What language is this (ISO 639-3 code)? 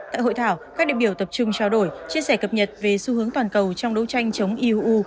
vie